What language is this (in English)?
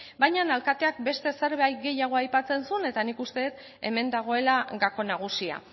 Basque